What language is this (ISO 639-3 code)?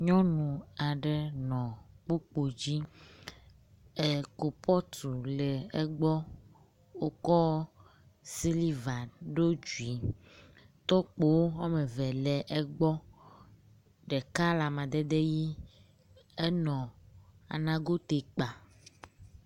ewe